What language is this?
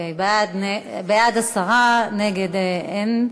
Hebrew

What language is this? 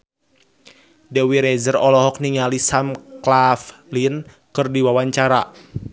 Sundanese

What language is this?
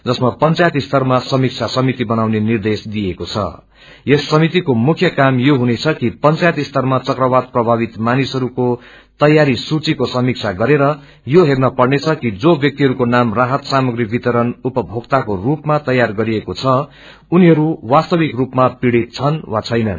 Nepali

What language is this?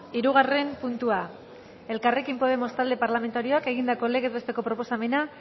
Basque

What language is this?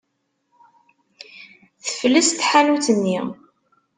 Kabyle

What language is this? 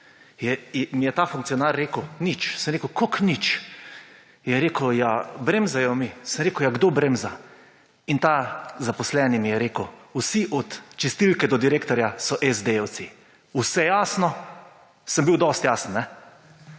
Slovenian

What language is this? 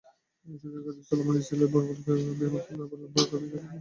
Bangla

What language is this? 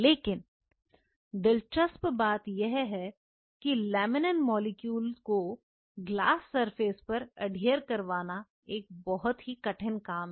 Hindi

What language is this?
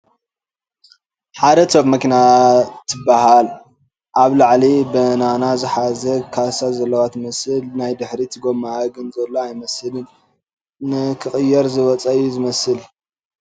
Tigrinya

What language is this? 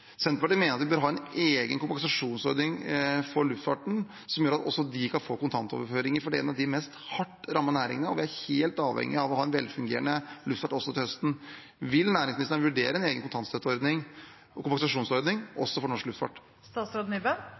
Norwegian Bokmål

